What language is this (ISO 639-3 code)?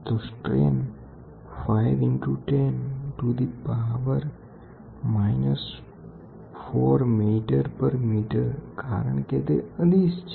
guj